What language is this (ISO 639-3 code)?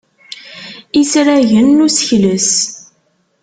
kab